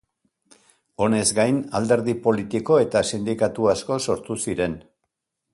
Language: Basque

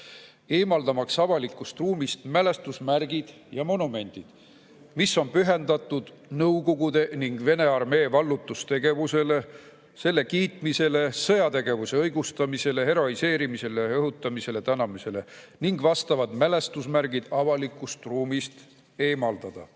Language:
Estonian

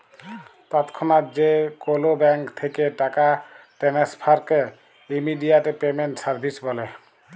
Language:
Bangla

